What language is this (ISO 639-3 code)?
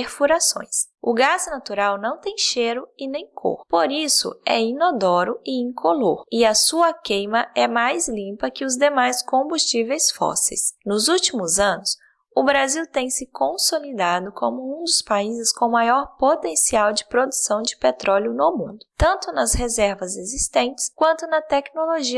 por